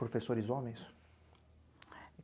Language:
Portuguese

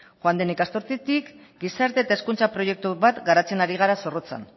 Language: Basque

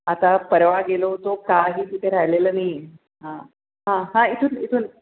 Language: Marathi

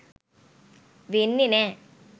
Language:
Sinhala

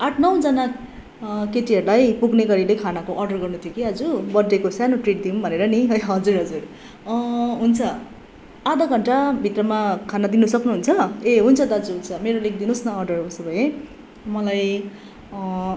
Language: Nepali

